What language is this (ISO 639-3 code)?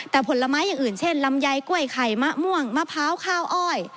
tha